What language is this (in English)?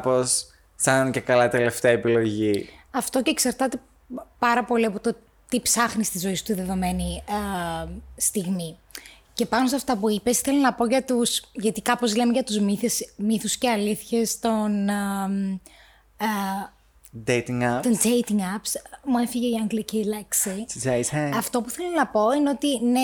Greek